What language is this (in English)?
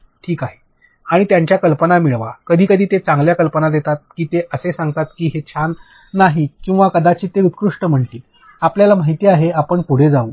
Marathi